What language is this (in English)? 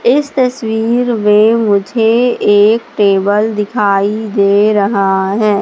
Hindi